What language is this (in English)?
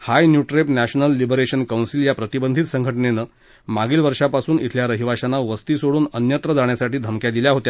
Marathi